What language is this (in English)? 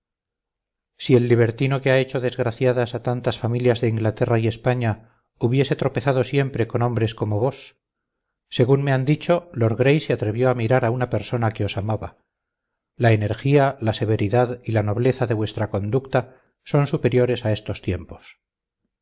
Spanish